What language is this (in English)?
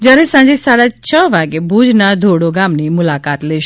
Gujarati